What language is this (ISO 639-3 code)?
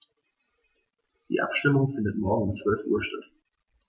deu